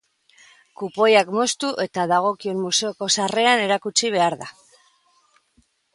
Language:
Basque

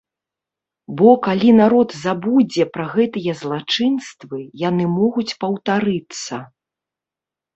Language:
Belarusian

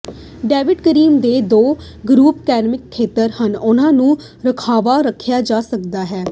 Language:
Punjabi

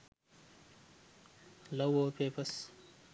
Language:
Sinhala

